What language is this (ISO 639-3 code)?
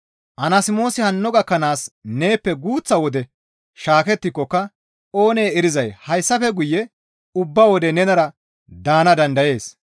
gmv